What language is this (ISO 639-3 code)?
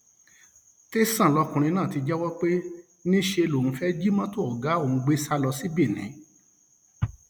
yor